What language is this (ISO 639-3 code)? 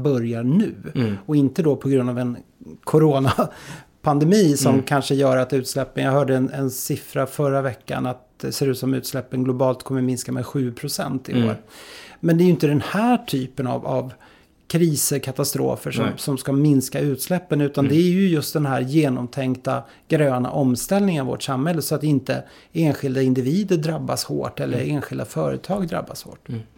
swe